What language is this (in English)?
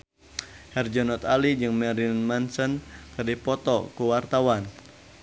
Sundanese